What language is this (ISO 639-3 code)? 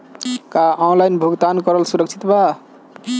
bho